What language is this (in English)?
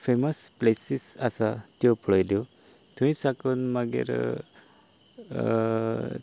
Konkani